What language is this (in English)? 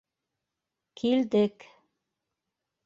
Bashkir